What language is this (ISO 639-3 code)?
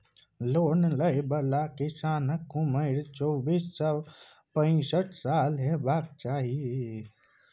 mai